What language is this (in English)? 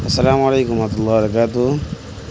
Urdu